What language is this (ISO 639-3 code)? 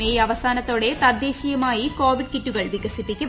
mal